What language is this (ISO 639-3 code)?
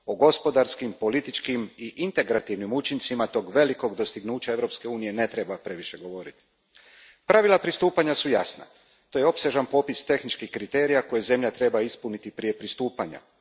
hrv